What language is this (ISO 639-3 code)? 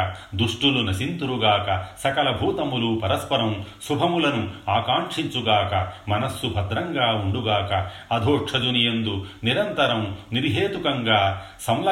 tel